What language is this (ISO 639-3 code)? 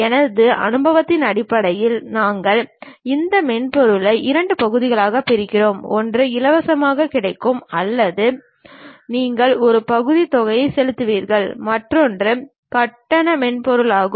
tam